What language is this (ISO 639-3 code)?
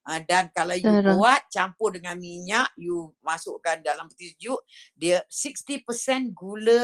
msa